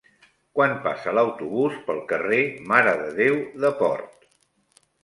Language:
Catalan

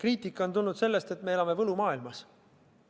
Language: Estonian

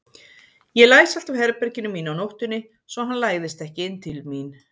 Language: Icelandic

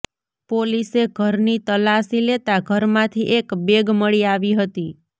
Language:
Gujarati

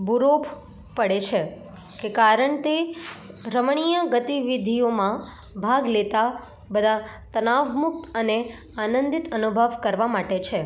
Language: Gujarati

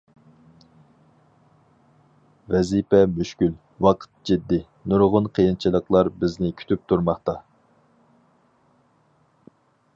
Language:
Uyghur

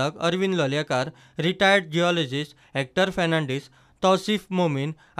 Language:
Marathi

